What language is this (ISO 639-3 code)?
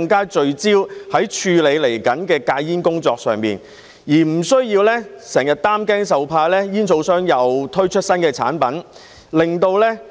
yue